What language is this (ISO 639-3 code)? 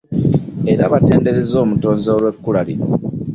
lug